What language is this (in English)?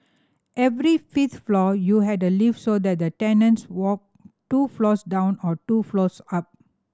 English